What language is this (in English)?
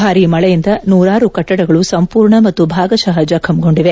Kannada